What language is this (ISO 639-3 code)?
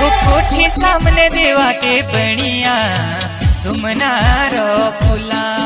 hin